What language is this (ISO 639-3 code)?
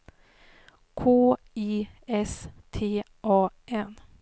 swe